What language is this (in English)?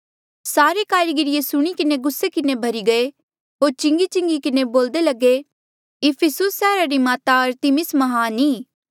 Mandeali